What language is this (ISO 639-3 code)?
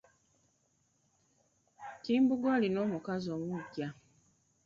lug